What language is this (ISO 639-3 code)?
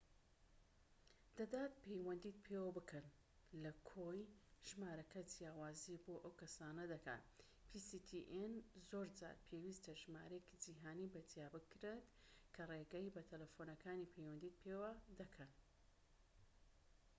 ckb